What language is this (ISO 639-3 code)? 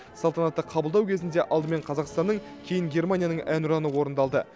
kaz